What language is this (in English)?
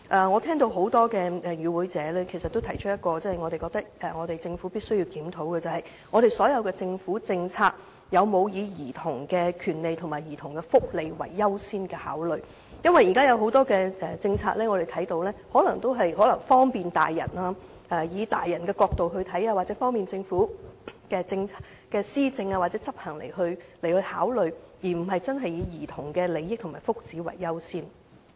Cantonese